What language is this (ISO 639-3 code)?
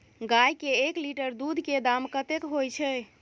mai